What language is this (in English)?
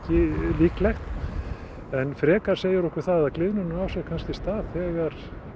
Icelandic